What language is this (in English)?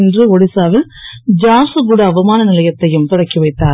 Tamil